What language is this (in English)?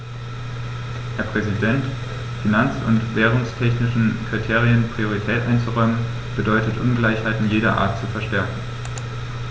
German